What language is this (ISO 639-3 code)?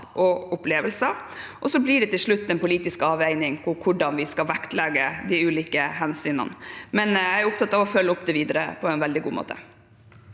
nor